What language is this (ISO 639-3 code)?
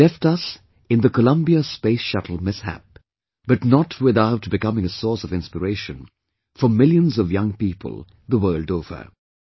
eng